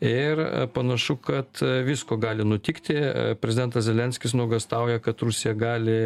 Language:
Lithuanian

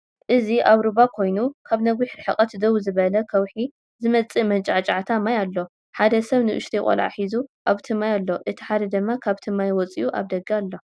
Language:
Tigrinya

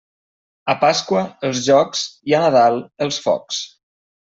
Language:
Catalan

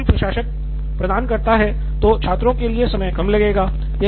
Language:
Hindi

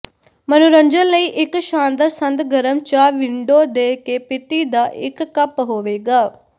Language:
Punjabi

